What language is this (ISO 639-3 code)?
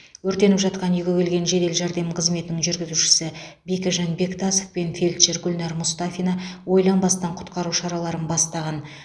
kaz